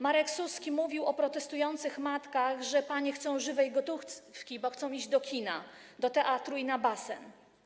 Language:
Polish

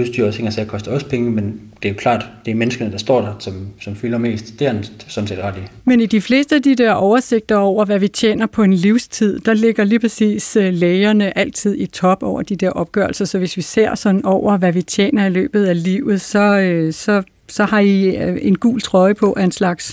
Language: Danish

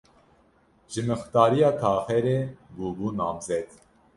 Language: Kurdish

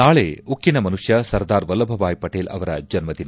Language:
Kannada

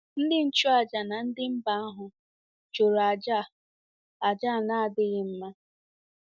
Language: Igbo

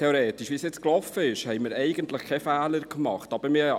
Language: Swiss German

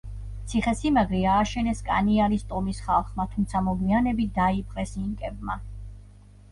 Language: Georgian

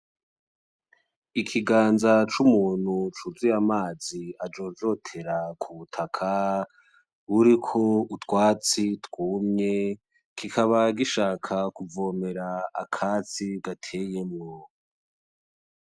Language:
Rundi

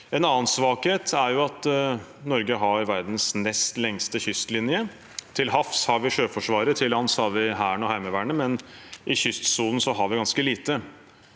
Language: Norwegian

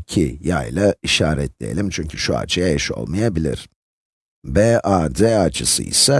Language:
Turkish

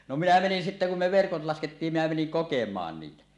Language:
Finnish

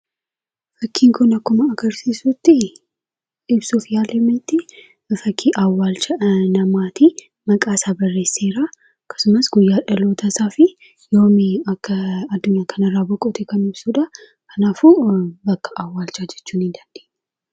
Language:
Oromo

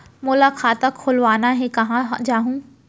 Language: Chhattisgarhi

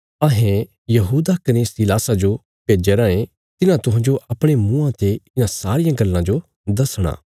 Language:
Bilaspuri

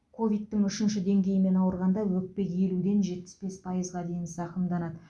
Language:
Kazakh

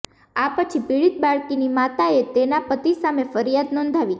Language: Gujarati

